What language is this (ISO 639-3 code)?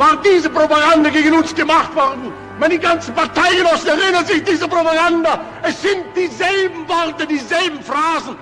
fas